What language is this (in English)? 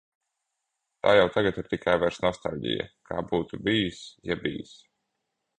Latvian